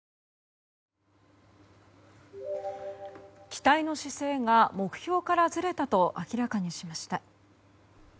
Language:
Japanese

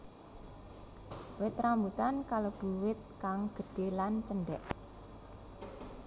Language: Javanese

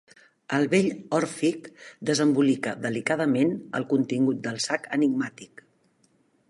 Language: Catalan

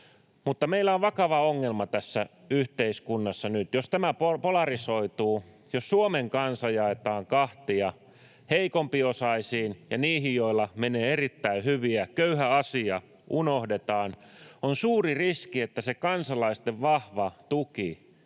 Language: Finnish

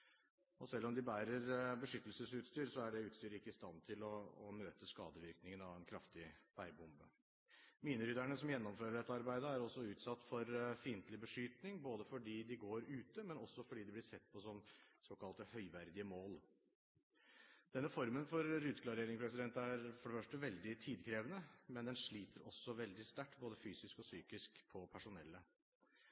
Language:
Norwegian Bokmål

